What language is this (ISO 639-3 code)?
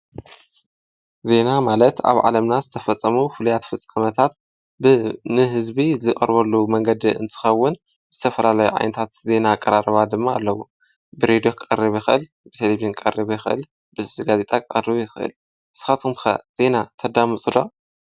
tir